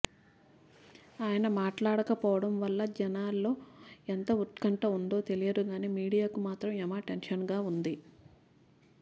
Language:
Telugu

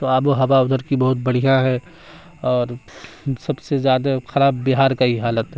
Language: Urdu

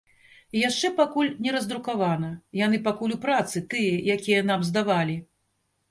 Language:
Belarusian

